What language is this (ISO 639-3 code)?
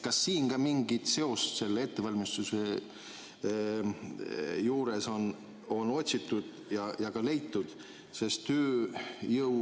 est